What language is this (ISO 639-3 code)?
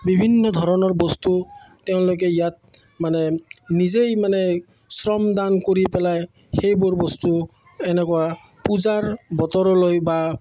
asm